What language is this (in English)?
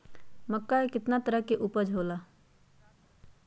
Magahi